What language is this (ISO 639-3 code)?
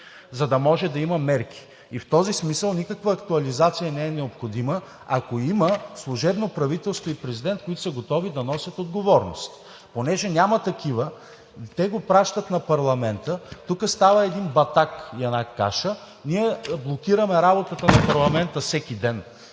bul